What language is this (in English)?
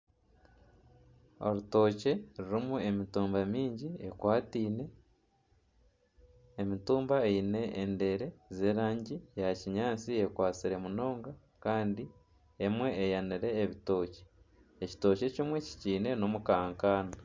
Nyankole